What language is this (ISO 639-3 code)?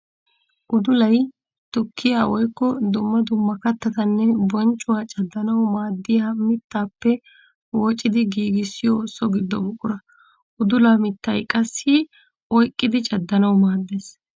wal